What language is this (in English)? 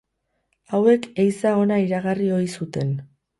Basque